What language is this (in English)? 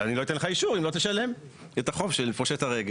Hebrew